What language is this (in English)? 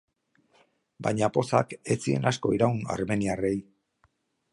Basque